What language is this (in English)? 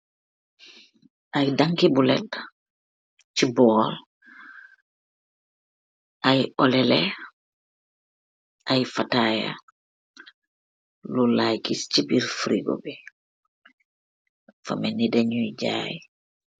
Wolof